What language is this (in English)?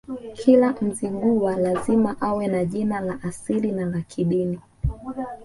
Swahili